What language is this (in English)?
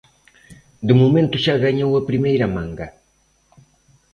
Galician